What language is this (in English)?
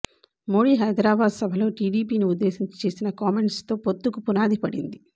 Telugu